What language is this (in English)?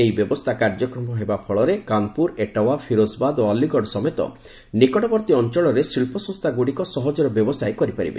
Odia